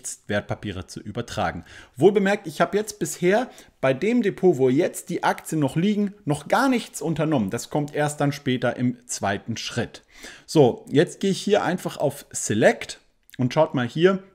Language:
German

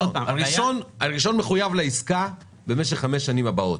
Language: Hebrew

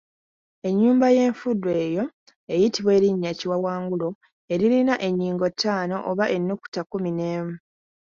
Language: Ganda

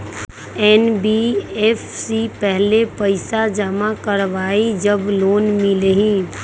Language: Magahi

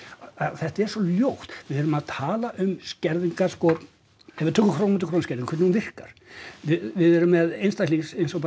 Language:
Icelandic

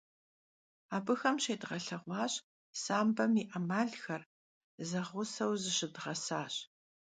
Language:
Kabardian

